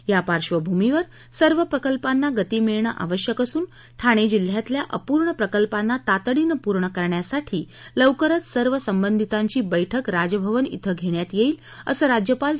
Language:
Marathi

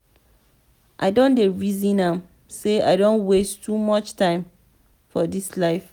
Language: Nigerian Pidgin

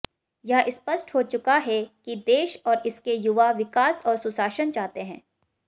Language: Hindi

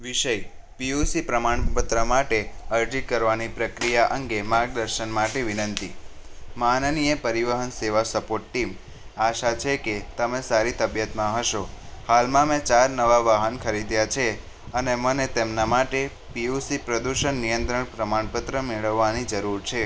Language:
Gujarati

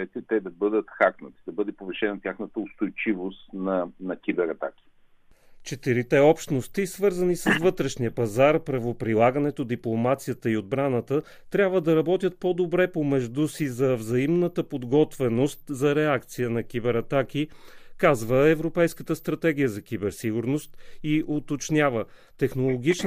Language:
Bulgarian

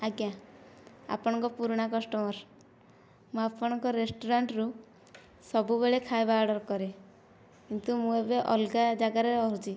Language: Odia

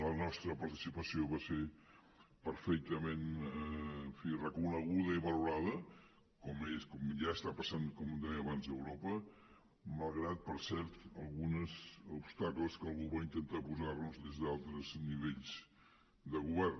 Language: Catalan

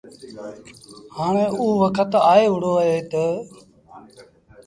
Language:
Sindhi Bhil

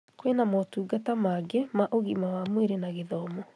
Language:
Kikuyu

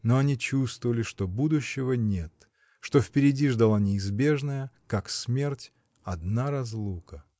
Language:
Russian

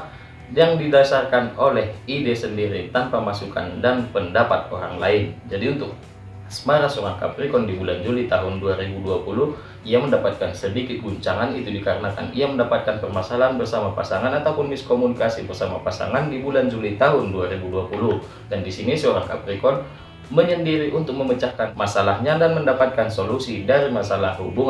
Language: Indonesian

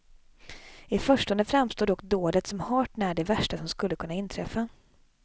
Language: Swedish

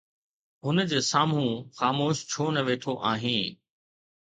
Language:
Sindhi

